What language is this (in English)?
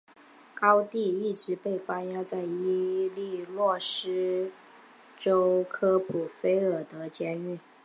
Chinese